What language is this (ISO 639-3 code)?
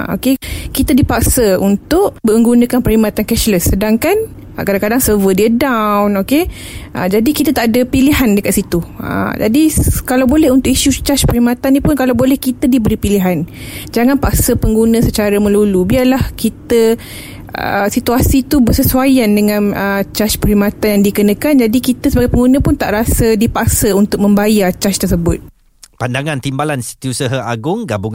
msa